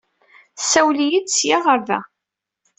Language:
Kabyle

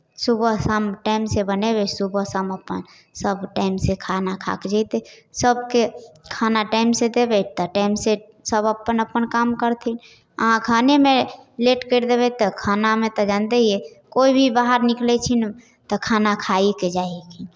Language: Maithili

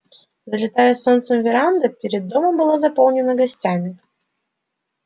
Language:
Russian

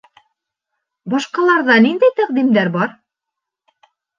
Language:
Bashkir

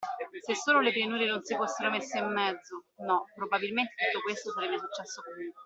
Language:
Italian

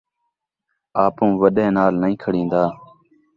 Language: Saraiki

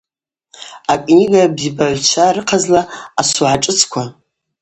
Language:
Abaza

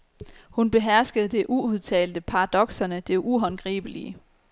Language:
Danish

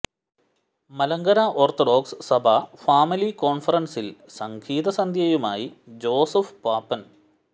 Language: Malayalam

